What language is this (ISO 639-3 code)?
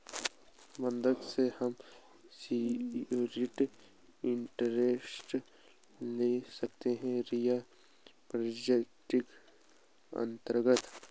hin